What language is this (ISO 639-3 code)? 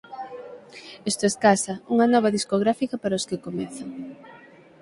glg